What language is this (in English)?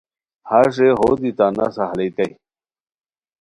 Khowar